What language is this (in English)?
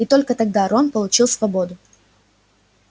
Russian